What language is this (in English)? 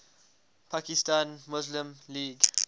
English